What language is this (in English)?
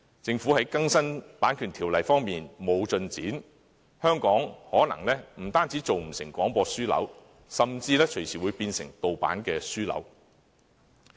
Cantonese